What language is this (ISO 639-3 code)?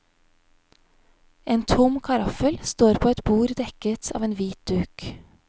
nor